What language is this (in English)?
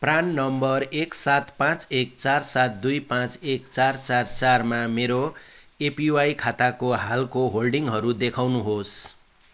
Nepali